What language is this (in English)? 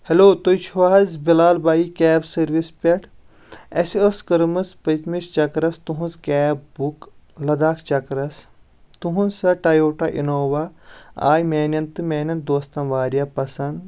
Kashmiri